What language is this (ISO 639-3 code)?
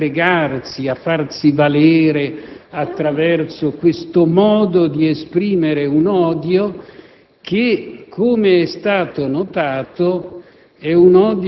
ita